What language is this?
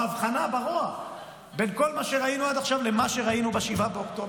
Hebrew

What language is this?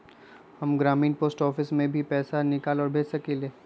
Magahi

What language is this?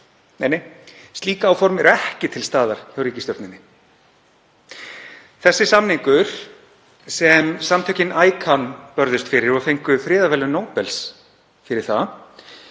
Icelandic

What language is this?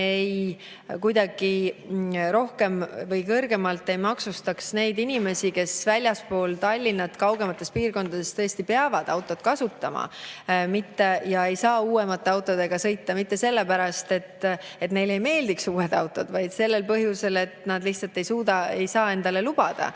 Estonian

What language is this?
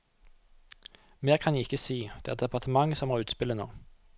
Norwegian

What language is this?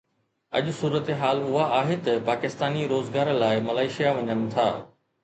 Sindhi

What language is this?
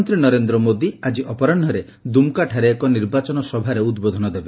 Odia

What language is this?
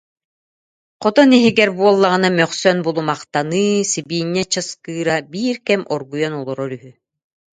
Yakut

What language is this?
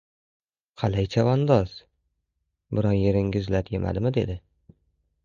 Uzbek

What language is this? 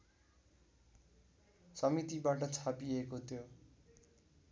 Nepali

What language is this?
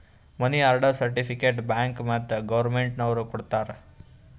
Kannada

